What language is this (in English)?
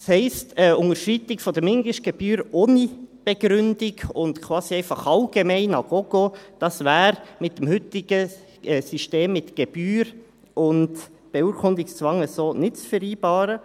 Swiss German